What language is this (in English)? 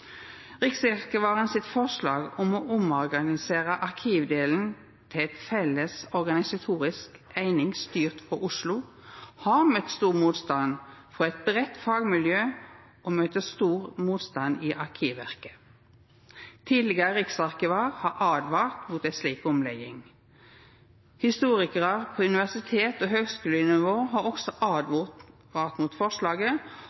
Norwegian Nynorsk